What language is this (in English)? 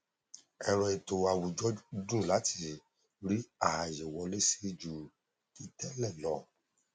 Yoruba